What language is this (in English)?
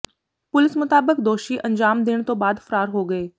Punjabi